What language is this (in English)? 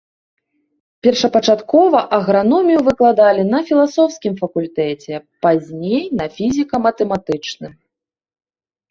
Belarusian